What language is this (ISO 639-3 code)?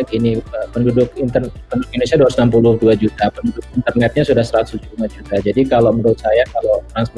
ind